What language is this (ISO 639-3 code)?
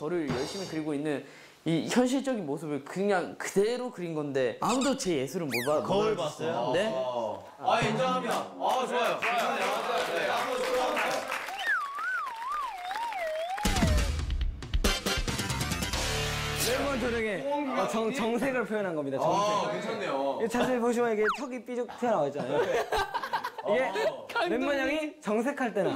kor